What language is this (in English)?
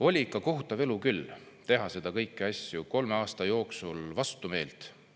Estonian